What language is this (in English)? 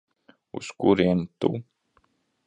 Latvian